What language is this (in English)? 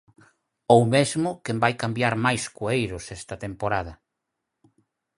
Galician